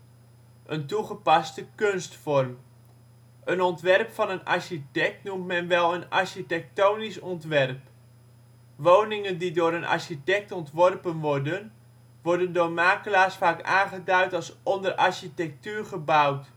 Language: Dutch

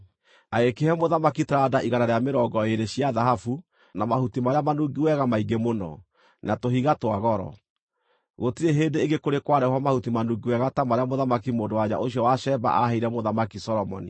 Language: Kikuyu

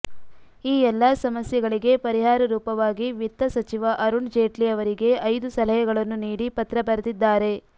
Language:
Kannada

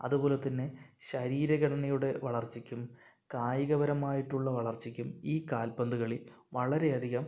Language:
Malayalam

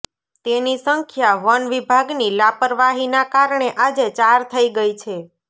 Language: Gujarati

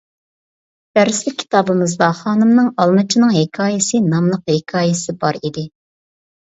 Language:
Uyghur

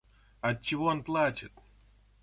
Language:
Russian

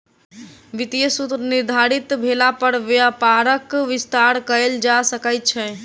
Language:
Maithili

